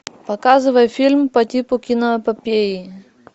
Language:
Russian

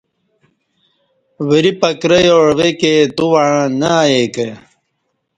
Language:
Kati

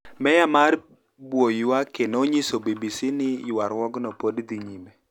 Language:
Luo (Kenya and Tanzania)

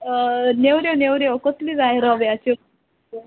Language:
Konkani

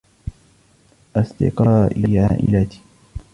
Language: Arabic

